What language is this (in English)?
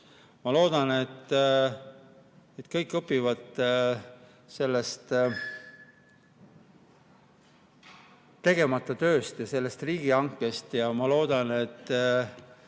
Estonian